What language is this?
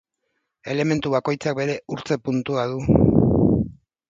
Basque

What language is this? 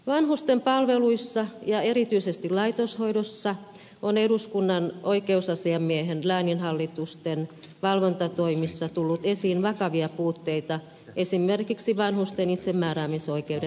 Finnish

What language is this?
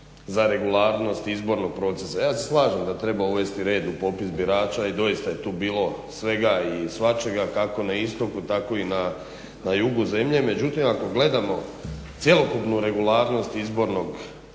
Croatian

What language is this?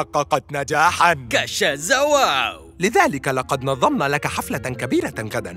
Arabic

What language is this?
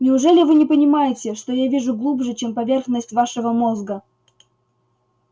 Russian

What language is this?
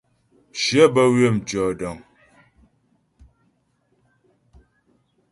Ghomala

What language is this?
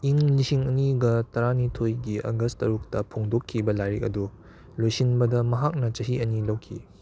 Manipuri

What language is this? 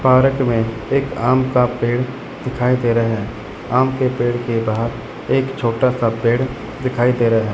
Hindi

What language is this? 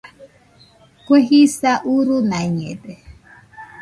Nüpode Huitoto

